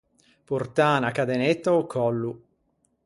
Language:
Ligurian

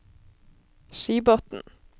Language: Norwegian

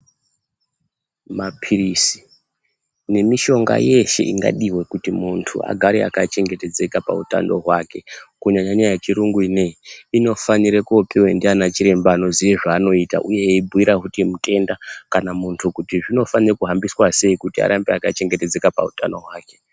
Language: Ndau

